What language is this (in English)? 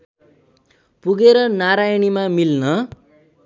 Nepali